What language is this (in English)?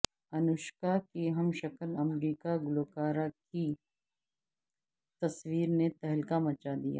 Urdu